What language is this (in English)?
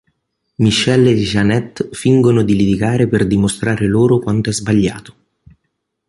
Italian